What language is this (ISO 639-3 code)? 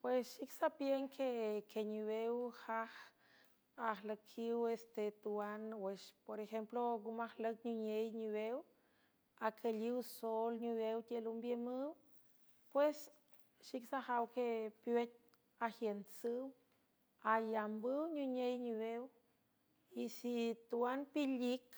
hue